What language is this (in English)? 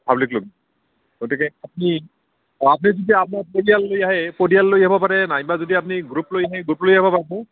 Assamese